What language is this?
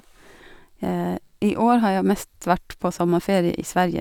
Norwegian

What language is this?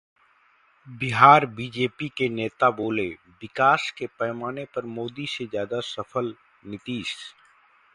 Hindi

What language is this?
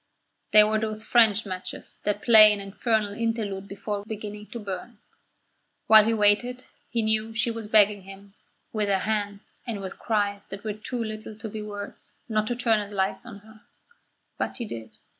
English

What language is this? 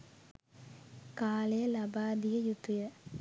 Sinhala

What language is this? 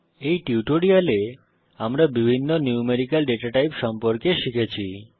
Bangla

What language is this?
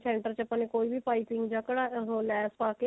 Punjabi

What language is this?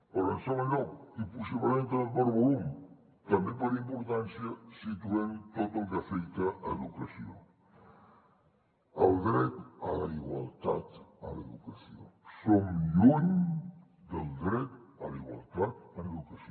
Catalan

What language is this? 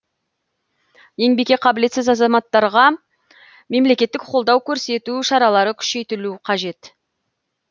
Kazakh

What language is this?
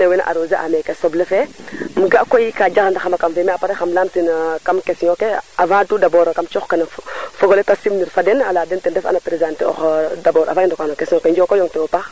Serer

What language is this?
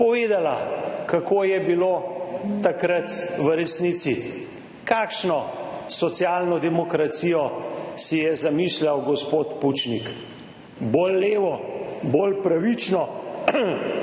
Slovenian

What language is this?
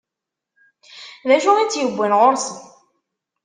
Kabyle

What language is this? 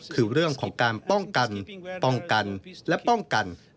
Thai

